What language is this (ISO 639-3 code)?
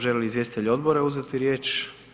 hrv